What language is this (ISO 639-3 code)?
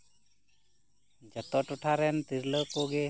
sat